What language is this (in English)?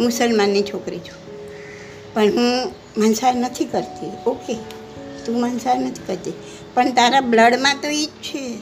Gujarati